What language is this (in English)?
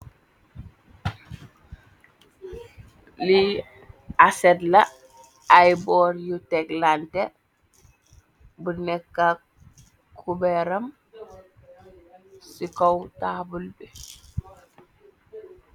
Wolof